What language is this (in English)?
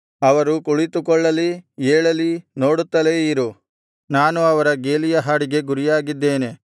Kannada